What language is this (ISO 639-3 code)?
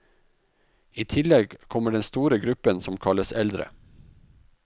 nor